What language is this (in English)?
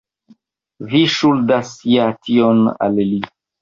Esperanto